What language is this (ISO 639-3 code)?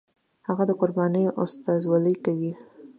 pus